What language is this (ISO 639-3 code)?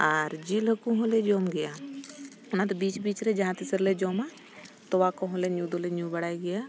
sat